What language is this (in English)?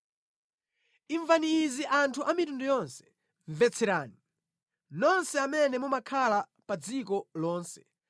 Nyanja